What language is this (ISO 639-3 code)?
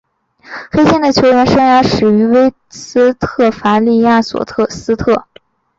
zho